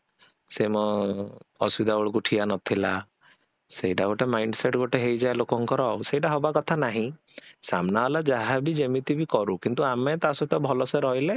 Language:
Odia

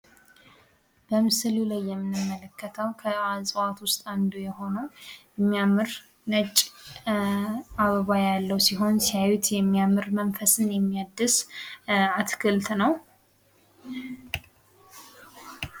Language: Amharic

